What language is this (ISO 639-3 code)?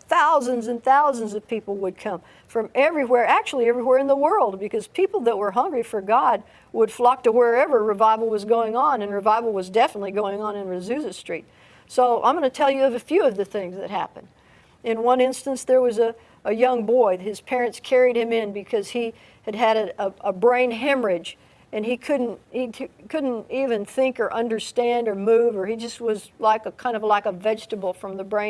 eng